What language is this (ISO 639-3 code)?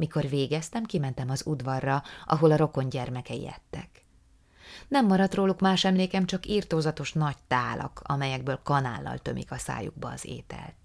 hun